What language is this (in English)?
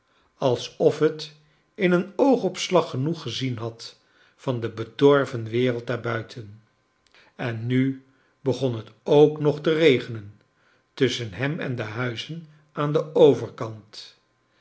Dutch